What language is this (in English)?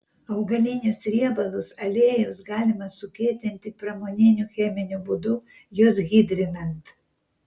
Lithuanian